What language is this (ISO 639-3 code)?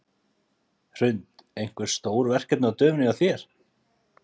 isl